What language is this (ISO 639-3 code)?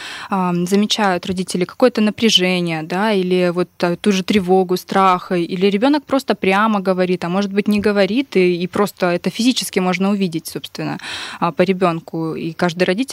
rus